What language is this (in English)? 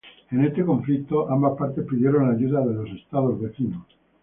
Spanish